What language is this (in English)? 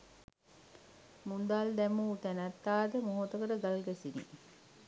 Sinhala